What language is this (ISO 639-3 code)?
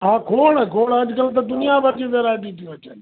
snd